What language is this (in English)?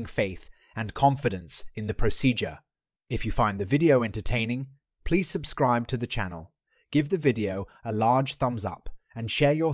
English